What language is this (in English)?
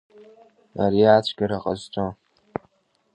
Abkhazian